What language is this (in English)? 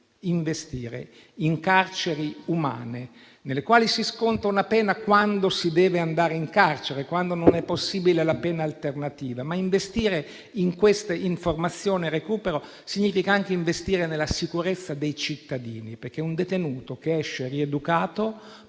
Italian